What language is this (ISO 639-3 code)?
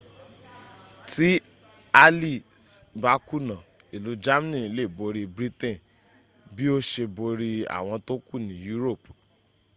yor